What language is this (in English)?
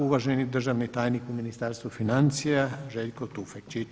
Croatian